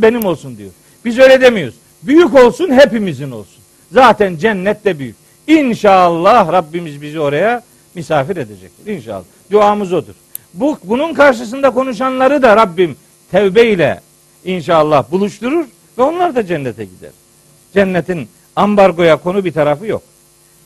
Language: Turkish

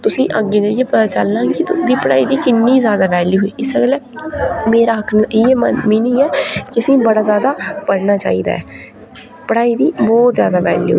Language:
Dogri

